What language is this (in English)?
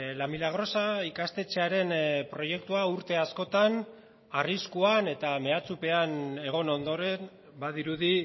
Basque